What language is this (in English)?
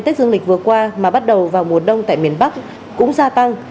Vietnamese